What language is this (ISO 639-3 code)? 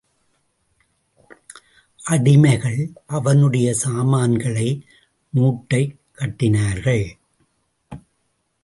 tam